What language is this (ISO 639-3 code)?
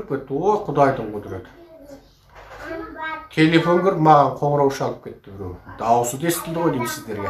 ron